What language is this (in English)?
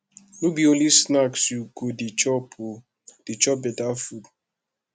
Nigerian Pidgin